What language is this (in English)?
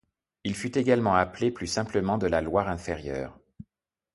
French